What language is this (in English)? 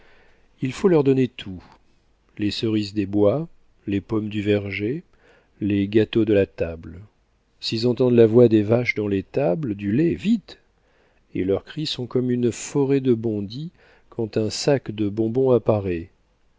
French